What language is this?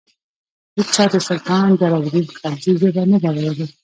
Pashto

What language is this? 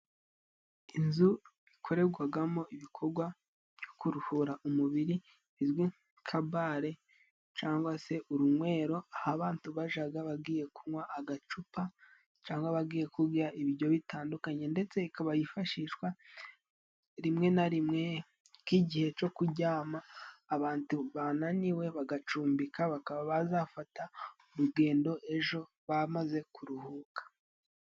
Kinyarwanda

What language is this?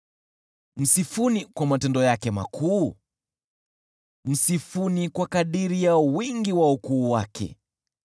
Swahili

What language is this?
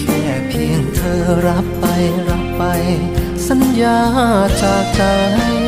Thai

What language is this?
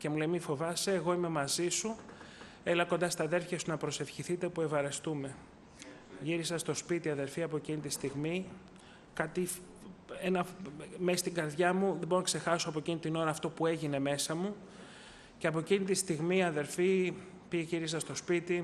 Greek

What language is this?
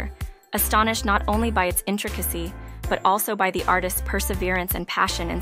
English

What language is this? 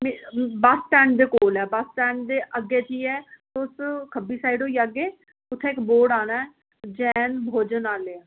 Dogri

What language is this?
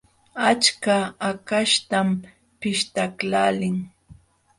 Jauja Wanca Quechua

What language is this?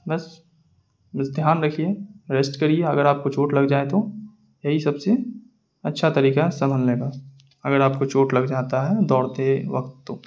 Urdu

